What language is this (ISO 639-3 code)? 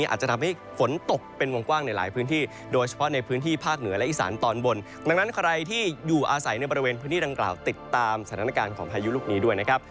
tha